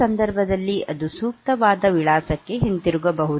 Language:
Kannada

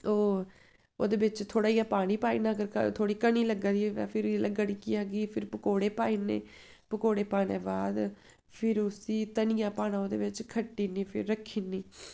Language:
Dogri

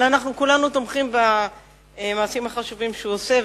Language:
Hebrew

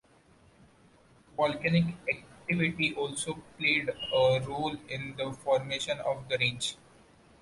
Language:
English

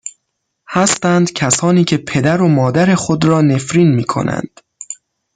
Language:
Persian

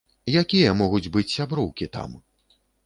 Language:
Belarusian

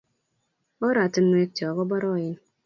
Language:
Kalenjin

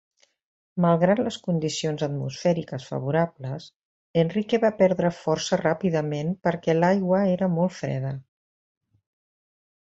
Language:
Catalan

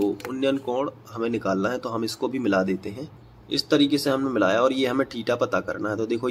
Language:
Hindi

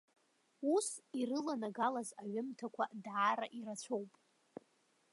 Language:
Abkhazian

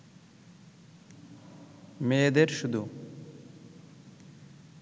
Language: Bangla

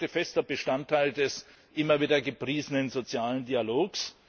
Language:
German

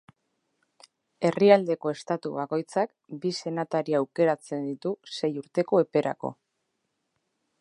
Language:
Basque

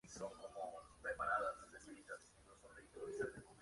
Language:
Spanish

